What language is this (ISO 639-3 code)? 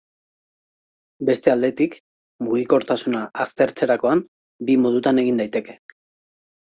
eus